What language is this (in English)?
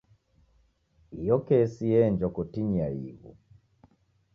Taita